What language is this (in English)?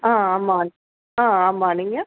Tamil